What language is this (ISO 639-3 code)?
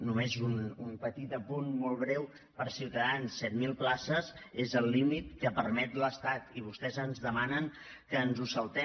cat